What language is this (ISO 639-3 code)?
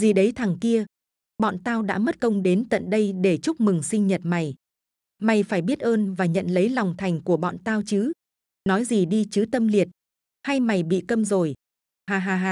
vie